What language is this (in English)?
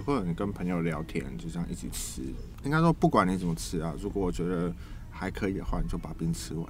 Chinese